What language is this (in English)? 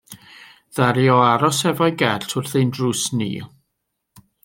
Welsh